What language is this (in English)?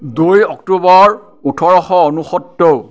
Assamese